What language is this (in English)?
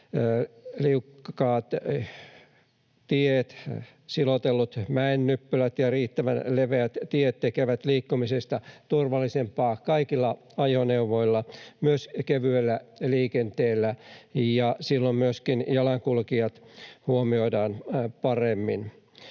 Finnish